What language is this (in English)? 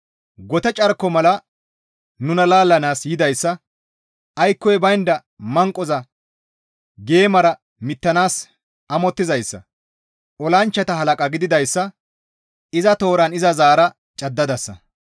Gamo